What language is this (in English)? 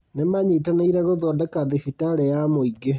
Kikuyu